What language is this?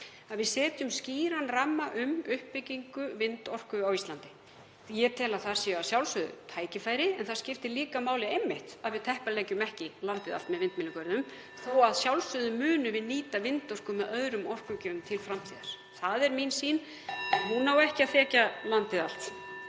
Icelandic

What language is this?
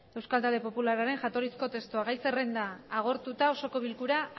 Basque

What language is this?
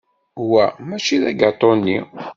Kabyle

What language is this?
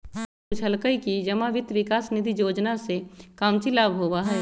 Magahi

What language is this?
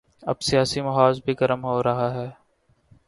Urdu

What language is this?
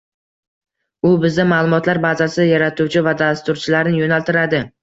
Uzbek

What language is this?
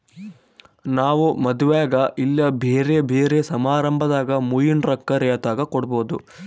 Kannada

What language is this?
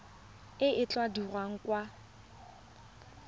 Tswana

